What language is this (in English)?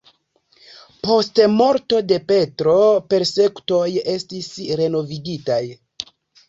Esperanto